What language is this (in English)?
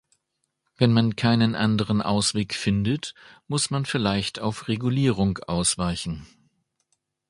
German